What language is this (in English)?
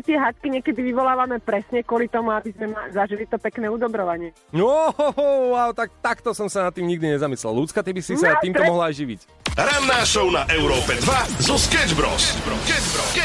Slovak